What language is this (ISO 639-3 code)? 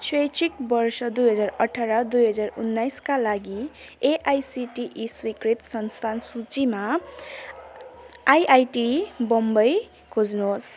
nep